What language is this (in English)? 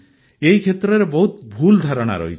Odia